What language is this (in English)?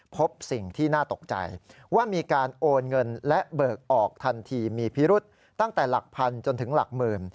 Thai